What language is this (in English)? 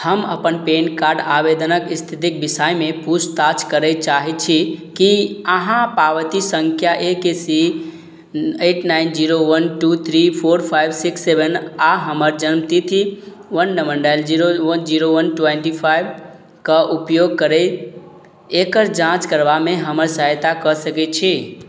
Maithili